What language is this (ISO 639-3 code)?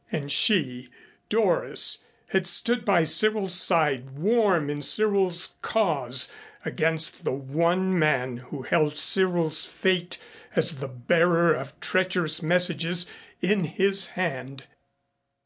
eng